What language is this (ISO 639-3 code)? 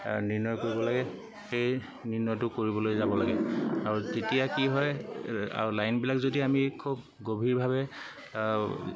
asm